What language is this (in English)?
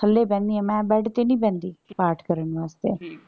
Punjabi